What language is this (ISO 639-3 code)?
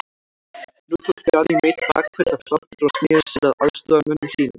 isl